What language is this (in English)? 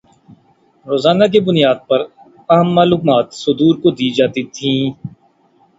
Urdu